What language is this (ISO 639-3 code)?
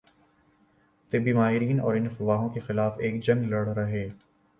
urd